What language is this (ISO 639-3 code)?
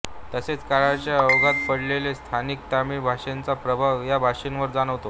mar